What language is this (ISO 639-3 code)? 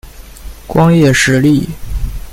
zho